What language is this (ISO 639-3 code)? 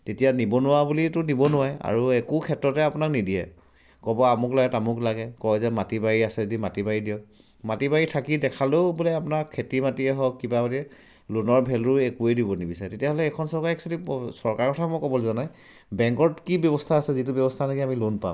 asm